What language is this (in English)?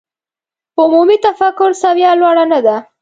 Pashto